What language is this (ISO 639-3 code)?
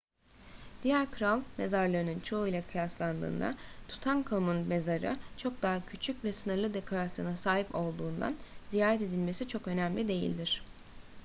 tur